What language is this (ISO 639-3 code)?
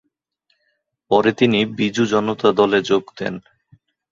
ben